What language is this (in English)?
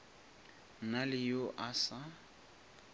Northern Sotho